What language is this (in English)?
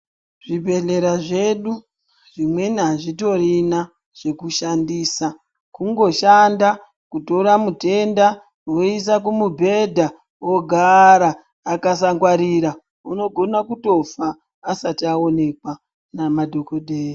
Ndau